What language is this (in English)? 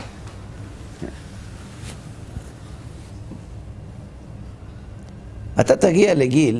Hebrew